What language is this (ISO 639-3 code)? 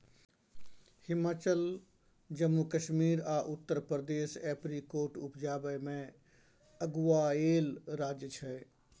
mai